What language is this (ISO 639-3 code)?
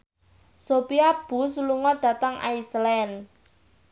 jav